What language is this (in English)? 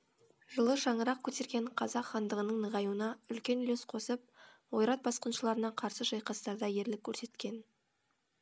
Kazakh